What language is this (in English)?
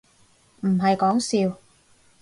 Cantonese